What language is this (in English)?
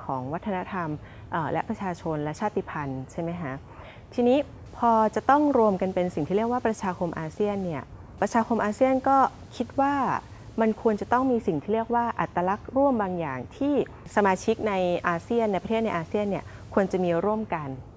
Thai